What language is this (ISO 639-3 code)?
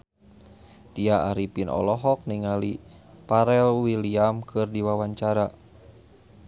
sun